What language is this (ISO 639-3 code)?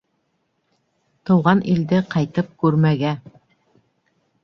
bak